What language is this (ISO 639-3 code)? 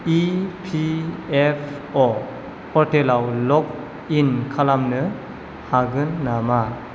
brx